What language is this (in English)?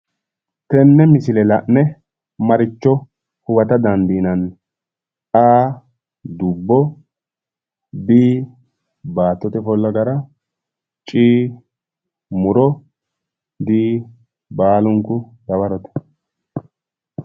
Sidamo